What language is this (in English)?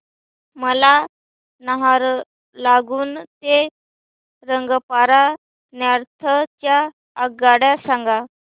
Marathi